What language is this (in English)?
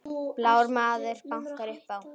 Icelandic